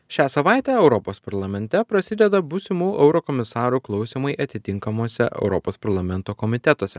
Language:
Lithuanian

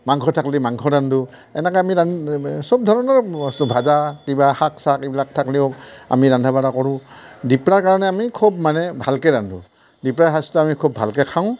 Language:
Assamese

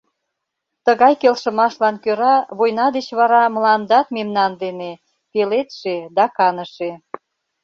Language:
Mari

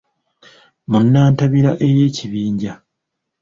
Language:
Ganda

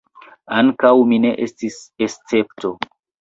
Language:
Esperanto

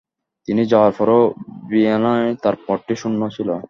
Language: Bangla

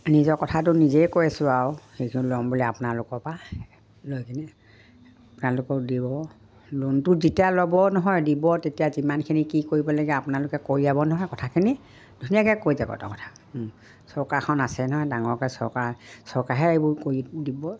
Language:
Assamese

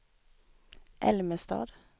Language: Swedish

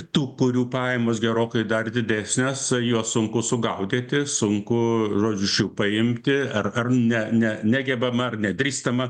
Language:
Lithuanian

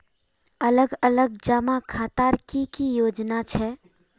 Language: Magahi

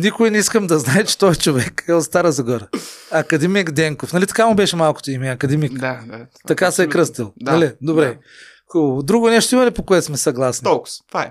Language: Bulgarian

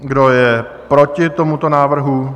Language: Czech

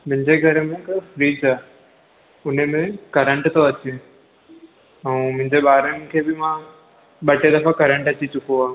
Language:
Sindhi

